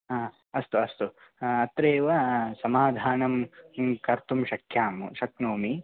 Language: Sanskrit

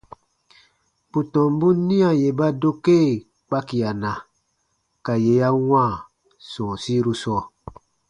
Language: Baatonum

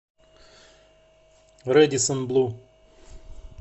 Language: Russian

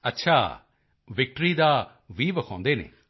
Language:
Punjabi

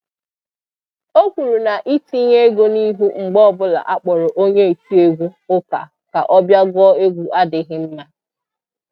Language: Igbo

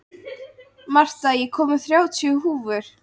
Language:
Icelandic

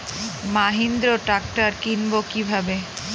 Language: Bangla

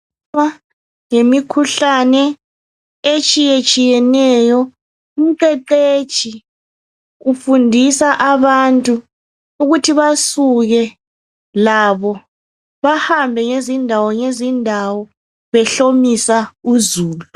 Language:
North Ndebele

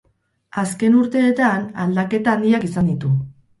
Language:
Basque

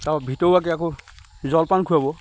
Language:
Assamese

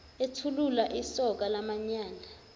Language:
Zulu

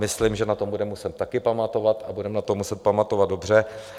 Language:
Czech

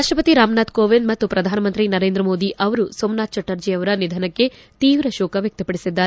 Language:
Kannada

